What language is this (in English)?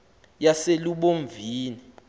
Xhosa